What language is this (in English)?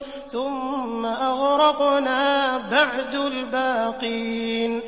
Arabic